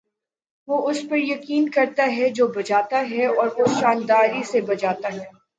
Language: Urdu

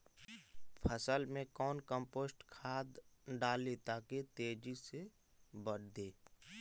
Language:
Magahi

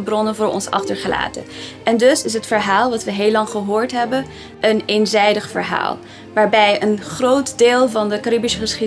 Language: Dutch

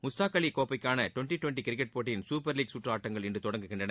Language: Tamil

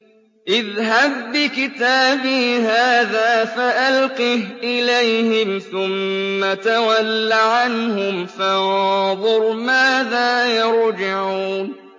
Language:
Arabic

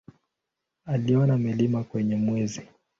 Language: Swahili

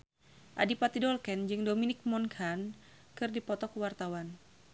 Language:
Sundanese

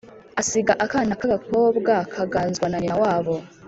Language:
Kinyarwanda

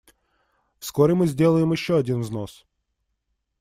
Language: Russian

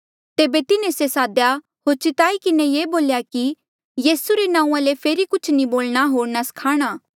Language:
Mandeali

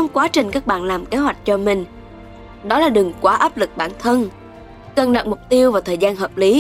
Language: Vietnamese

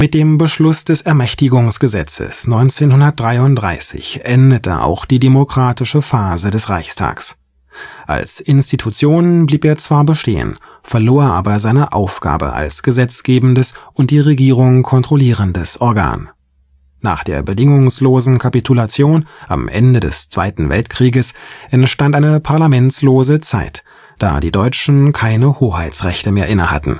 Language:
German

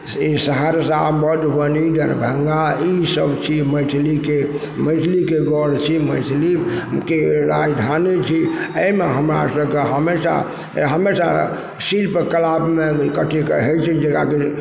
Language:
Maithili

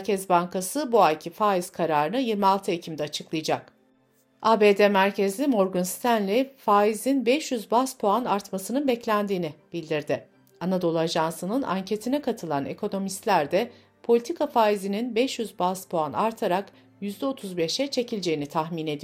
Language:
Turkish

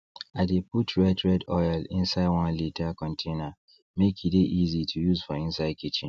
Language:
Nigerian Pidgin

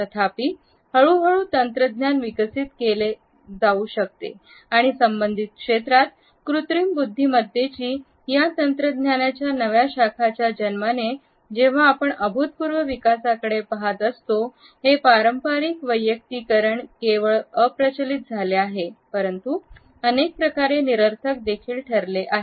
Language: Marathi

